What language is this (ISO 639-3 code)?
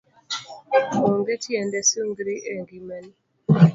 luo